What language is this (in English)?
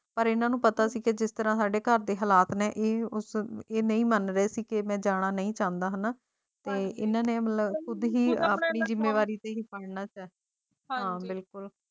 Punjabi